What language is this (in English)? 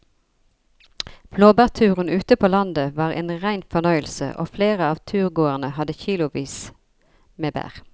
Norwegian